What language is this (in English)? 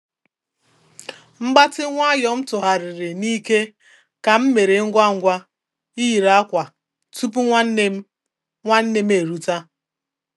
Igbo